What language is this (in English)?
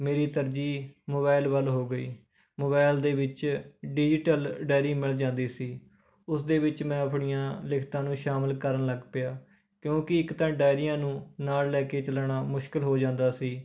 Punjabi